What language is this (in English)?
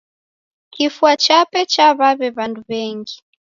Taita